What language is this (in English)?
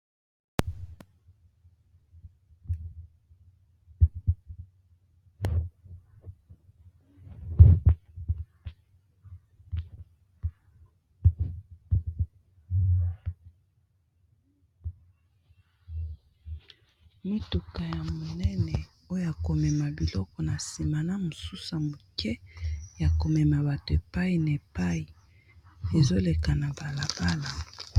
Lingala